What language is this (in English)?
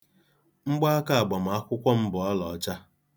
Igbo